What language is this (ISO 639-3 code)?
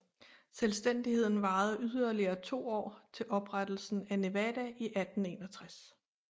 dan